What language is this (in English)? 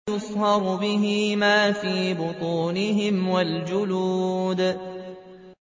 Arabic